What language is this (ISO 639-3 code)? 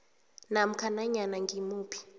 nbl